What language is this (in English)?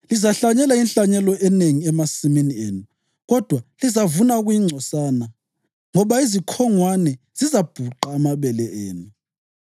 North Ndebele